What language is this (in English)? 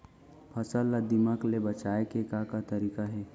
Chhattisgarhi